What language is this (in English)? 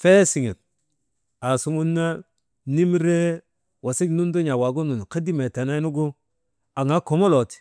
Maba